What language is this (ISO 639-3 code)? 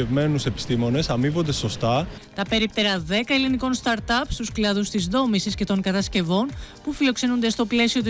ell